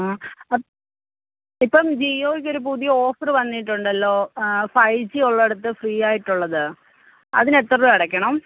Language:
Malayalam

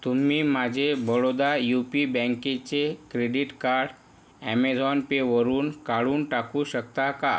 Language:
Marathi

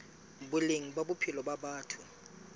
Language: Southern Sotho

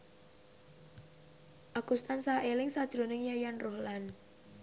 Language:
Javanese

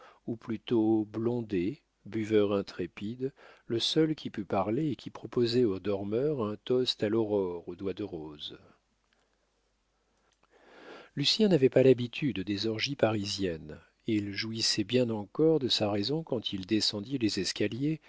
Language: French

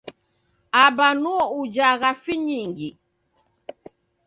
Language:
Taita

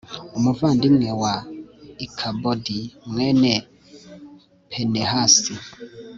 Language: Kinyarwanda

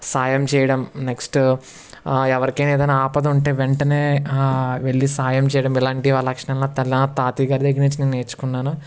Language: Telugu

